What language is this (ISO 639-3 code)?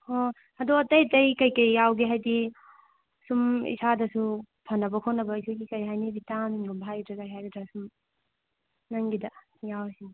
mni